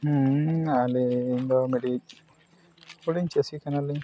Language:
Santali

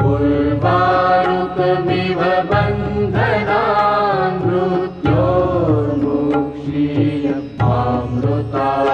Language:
Romanian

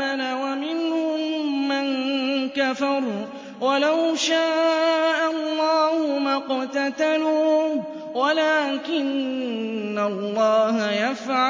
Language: Arabic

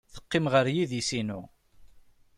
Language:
Kabyle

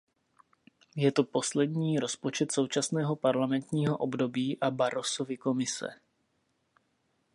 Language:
Czech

